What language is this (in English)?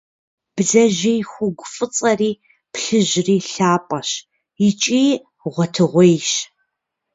Kabardian